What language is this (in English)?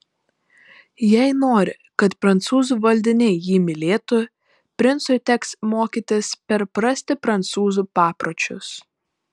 Lithuanian